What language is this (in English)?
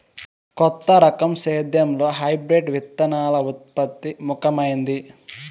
Telugu